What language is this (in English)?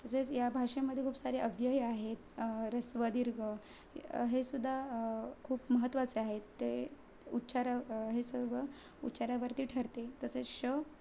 Marathi